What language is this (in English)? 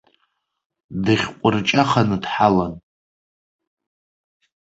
Abkhazian